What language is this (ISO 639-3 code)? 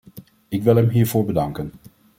nld